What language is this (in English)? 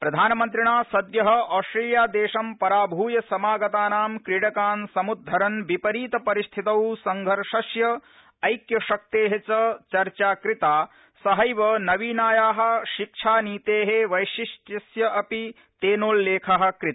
Sanskrit